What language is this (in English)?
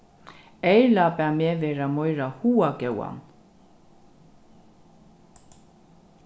Faroese